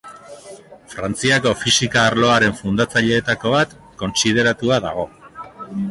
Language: Basque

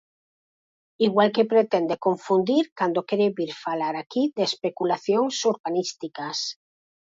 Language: Galician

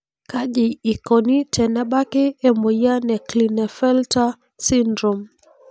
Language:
Masai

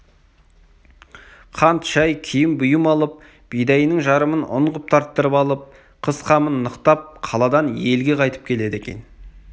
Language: Kazakh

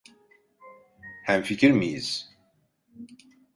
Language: Turkish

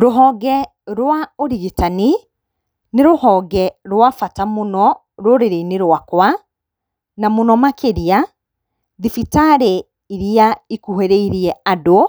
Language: Kikuyu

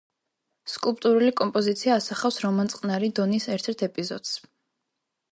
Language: Georgian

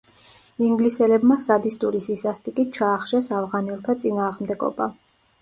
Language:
Georgian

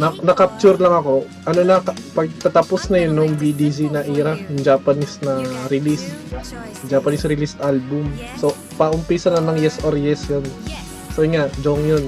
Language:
Filipino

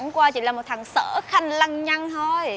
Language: Vietnamese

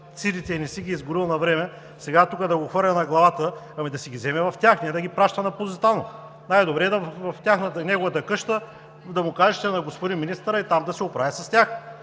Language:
Bulgarian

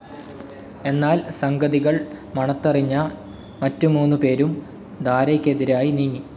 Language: Malayalam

